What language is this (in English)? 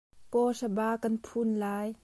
Hakha Chin